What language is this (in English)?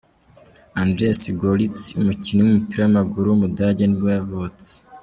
Kinyarwanda